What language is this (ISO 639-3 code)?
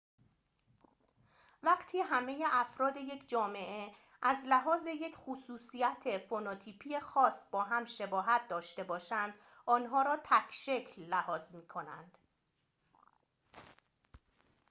fas